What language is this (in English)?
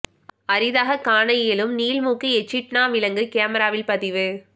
Tamil